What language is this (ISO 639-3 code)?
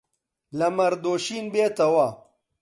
ckb